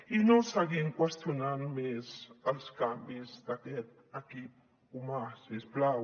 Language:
Catalan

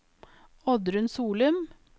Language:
Norwegian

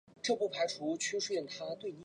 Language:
Chinese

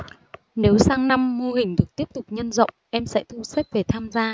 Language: Vietnamese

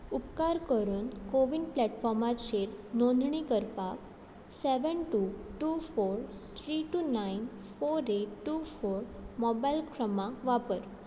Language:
Konkani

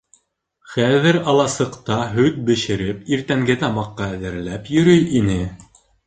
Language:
Bashkir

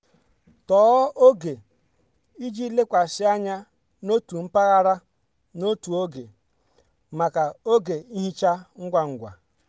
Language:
Igbo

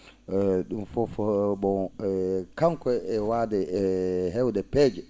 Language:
Fula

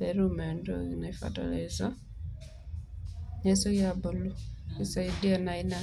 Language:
Masai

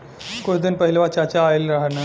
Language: Bhojpuri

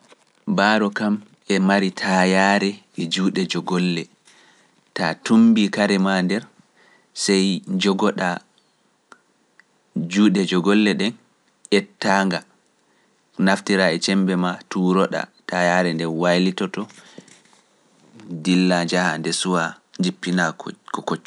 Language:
Pular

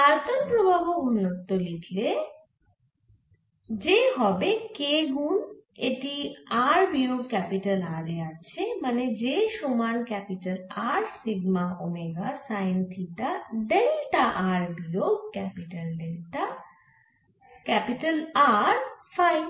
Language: Bangla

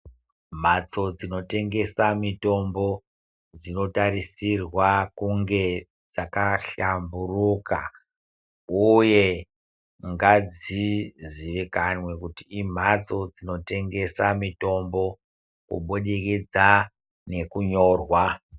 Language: Ndau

